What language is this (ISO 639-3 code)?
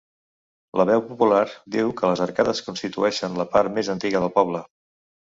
cat